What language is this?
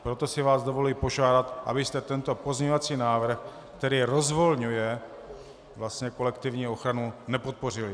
Czech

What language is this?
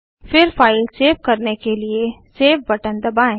Hindi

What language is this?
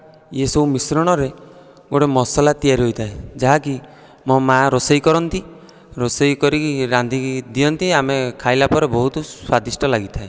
Odia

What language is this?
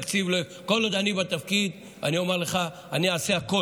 Hebrew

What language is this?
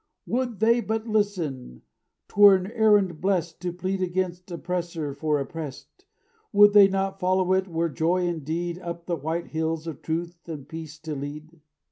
English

